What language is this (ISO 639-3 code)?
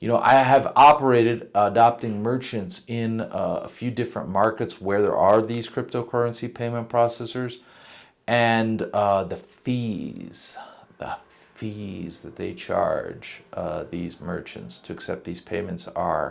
eng